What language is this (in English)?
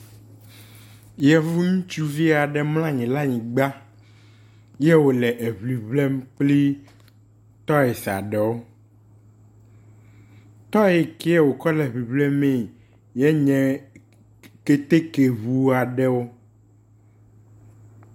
Ewe